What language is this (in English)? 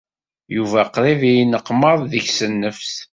Kabyle